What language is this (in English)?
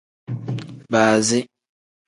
Tem